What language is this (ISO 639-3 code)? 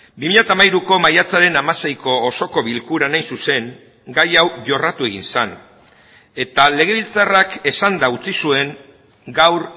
eus